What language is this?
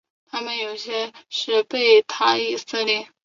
Chinese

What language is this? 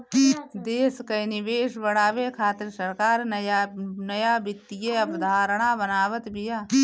Bhojpuri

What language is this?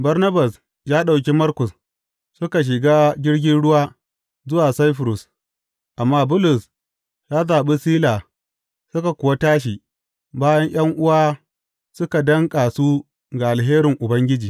Hausa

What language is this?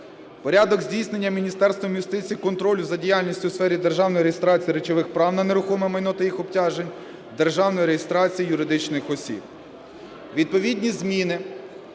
Ukrainian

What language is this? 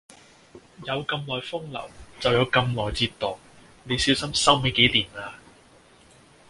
Cantonese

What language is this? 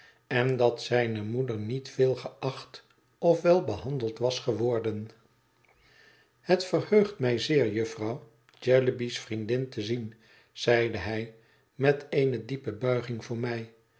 Dutch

